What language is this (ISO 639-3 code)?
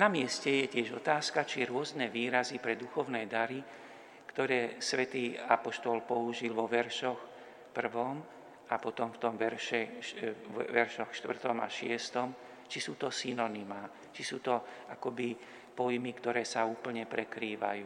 slk